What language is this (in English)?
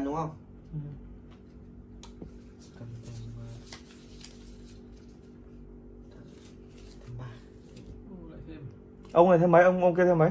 Vietnamese